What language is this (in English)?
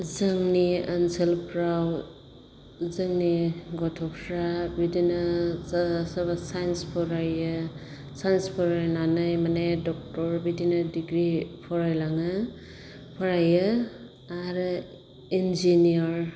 Bodo